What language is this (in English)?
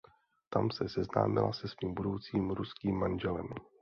Czech